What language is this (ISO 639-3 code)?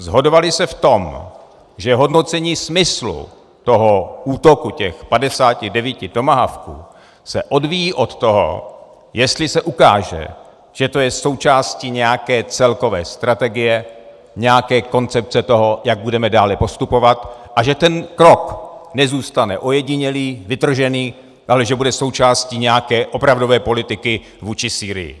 ces